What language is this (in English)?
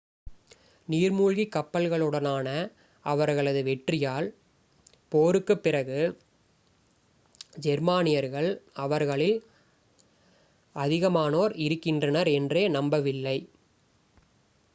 Tamil